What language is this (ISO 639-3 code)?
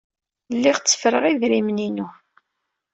kab